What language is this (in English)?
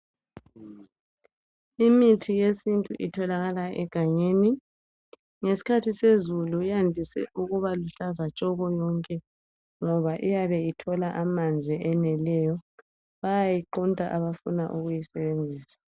North Ndebele